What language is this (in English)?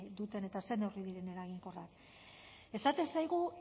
Basque